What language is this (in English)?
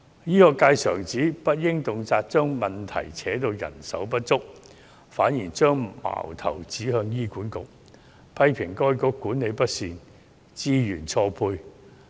Cantonese